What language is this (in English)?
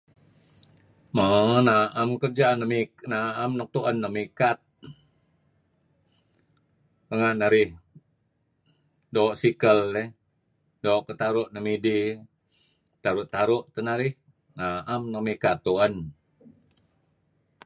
Kelabit